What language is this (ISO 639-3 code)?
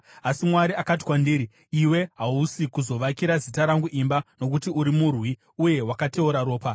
sna